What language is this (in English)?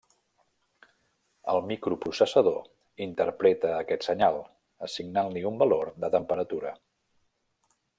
Catalan